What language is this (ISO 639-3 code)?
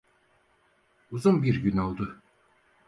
tur